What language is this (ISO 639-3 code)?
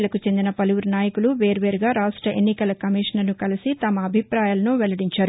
tel